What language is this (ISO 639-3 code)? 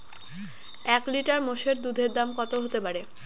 ben